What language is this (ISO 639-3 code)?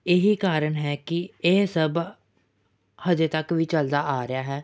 pan